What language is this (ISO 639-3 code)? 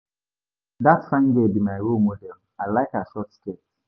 pcm